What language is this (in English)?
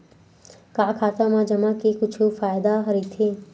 Chhattisgarhi